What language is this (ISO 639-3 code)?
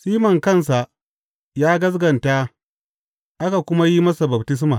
hau